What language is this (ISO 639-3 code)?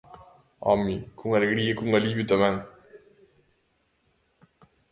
glg